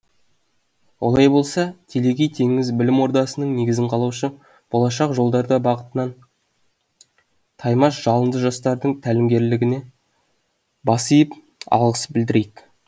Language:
Kazakh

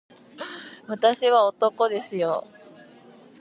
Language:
Japanese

